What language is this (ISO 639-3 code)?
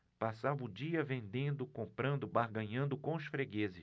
por